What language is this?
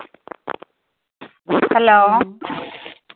Malayalam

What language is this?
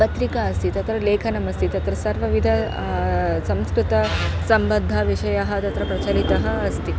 Sanskrit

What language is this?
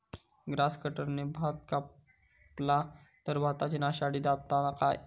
Marathi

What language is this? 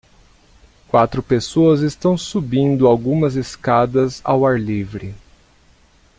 Portuguese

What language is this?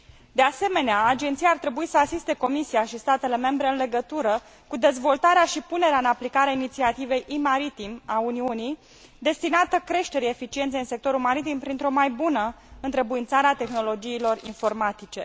Romanian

